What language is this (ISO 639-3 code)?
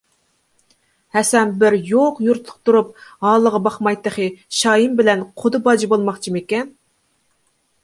uig